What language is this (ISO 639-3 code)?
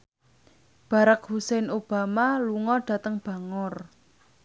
jav